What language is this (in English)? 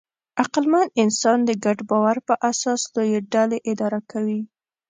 Pashto